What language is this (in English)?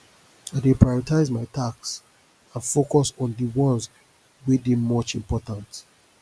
Nigerian Pidgin